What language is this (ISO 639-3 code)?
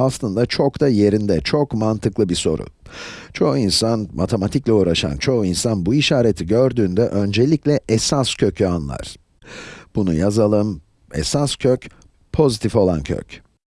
tur